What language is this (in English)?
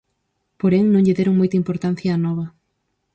Galician